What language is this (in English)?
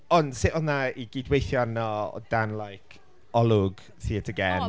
Welsh